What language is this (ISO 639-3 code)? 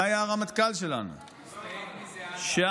heb